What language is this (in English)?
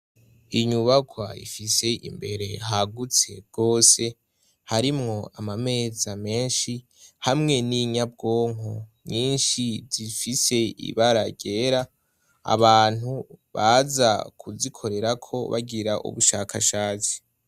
Rundi